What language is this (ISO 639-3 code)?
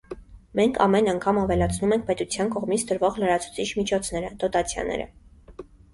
hye